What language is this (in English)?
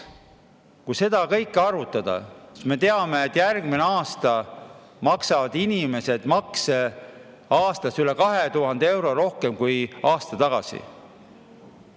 Estonian